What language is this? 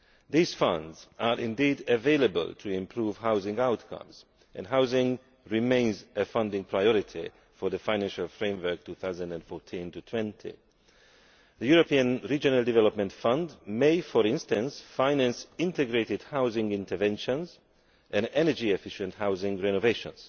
English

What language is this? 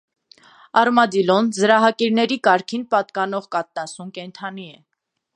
Armenian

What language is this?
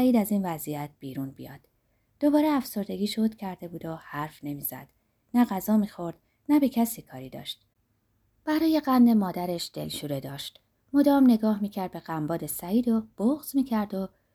Persian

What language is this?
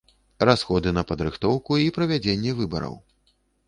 Belarusian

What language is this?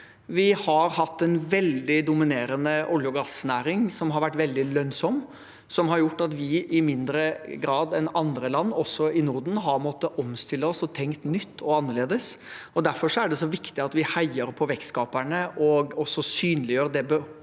Norwegian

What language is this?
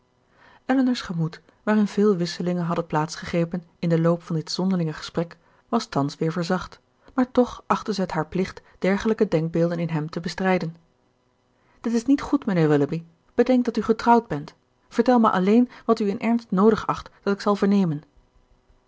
Dutch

